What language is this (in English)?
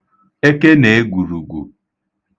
Igbo